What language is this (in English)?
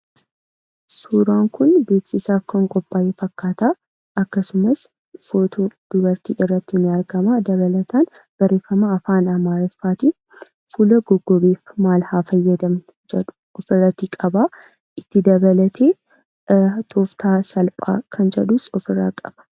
Oromo